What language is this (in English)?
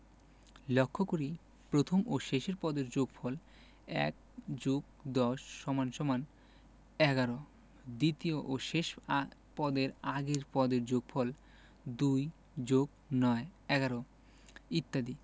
Bangla